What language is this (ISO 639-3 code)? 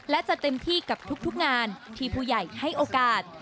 tha